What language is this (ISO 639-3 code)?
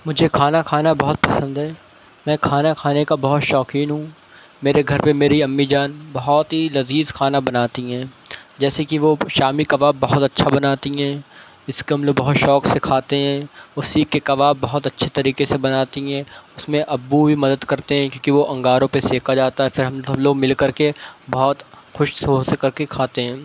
urd